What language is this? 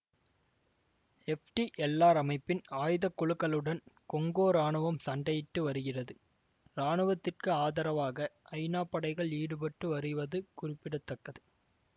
Tamil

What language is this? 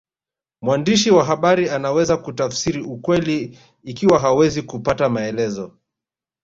Swahili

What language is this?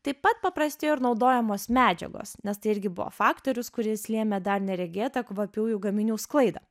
Lithuanian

